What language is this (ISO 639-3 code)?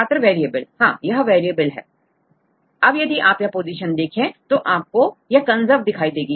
hin